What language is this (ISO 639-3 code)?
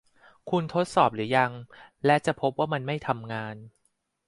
tha